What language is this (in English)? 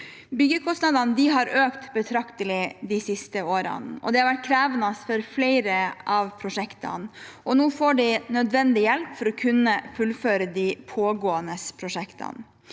Norwegian